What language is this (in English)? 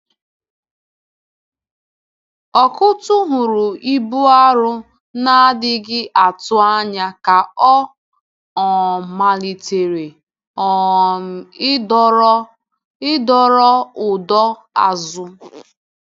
Igbo